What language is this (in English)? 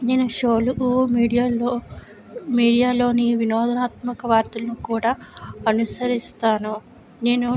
Telugu